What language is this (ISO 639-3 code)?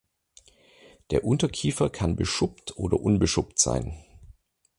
deu